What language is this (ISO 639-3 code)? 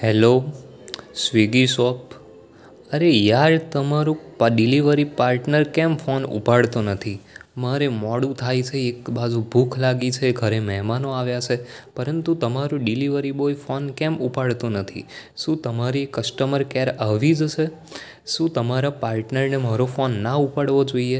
guj